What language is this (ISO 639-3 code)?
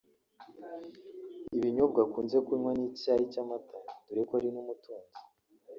kin